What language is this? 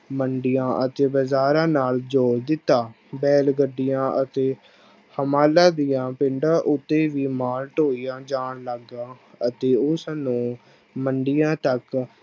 Punjabi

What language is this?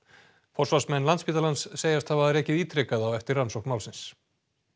Icelandic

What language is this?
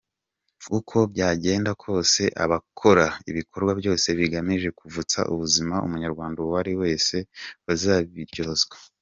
Kinyarwanda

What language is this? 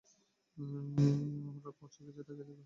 Bangla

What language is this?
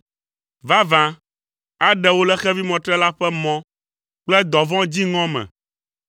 Ewe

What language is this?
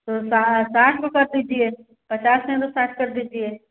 Hindi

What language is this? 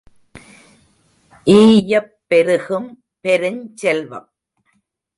Tamil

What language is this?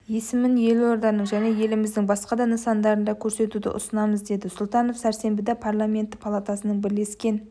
Kazakh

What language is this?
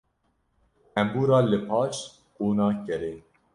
Kurdish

